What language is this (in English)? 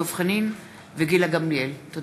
Hebrew